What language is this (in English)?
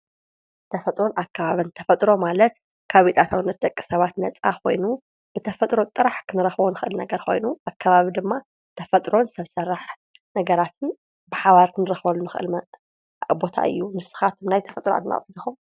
Tigrinya